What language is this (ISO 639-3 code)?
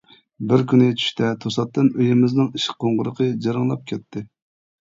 uig